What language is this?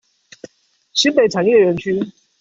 Chinese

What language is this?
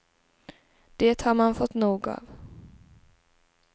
Swedish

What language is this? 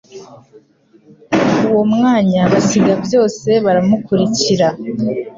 Kinyarwanda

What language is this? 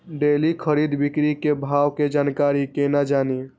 Maithili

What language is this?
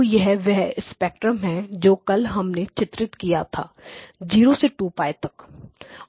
Hindi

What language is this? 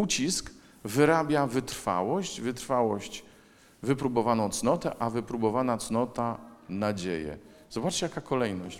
Polish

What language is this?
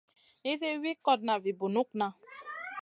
Masana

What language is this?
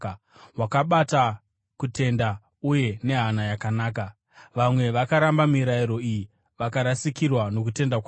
Shona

